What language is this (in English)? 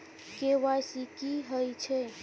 Maithili